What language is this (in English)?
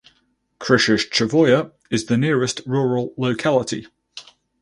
English